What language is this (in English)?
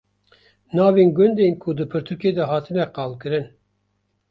Kurdish